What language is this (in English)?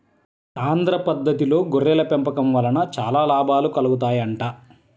Telugu